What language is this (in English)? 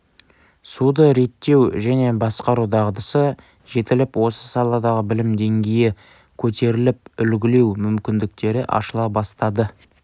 Kazakh